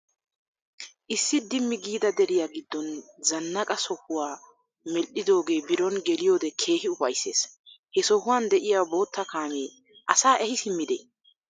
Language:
Wolaytta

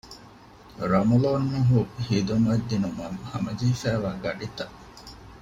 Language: Divehi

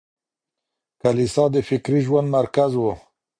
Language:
Pashto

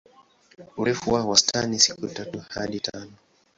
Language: Swahili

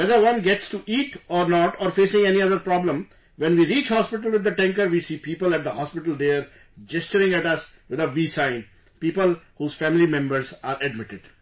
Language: English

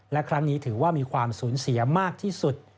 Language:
Thai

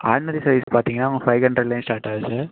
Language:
Tamil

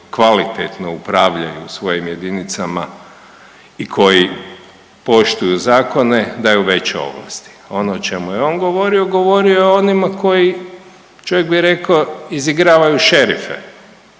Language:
Croatian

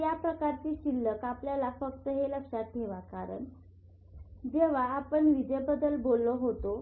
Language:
Marathi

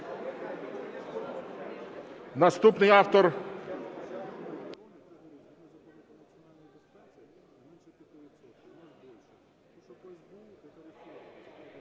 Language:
Ukrainian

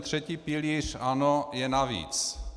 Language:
Czech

